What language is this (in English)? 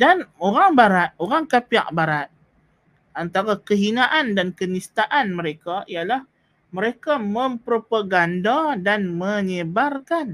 Malay